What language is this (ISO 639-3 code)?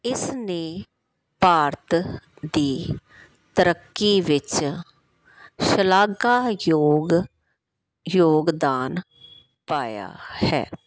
pan